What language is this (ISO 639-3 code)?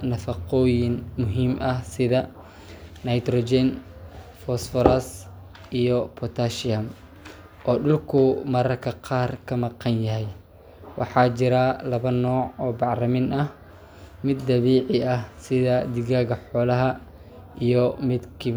som